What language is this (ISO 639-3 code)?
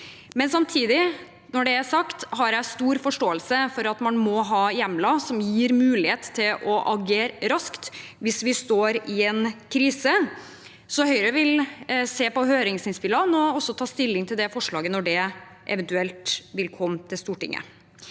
nor